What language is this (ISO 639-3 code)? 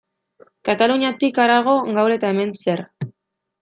eus